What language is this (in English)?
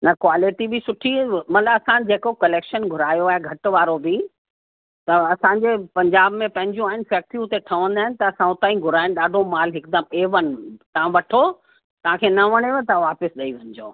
Sindhi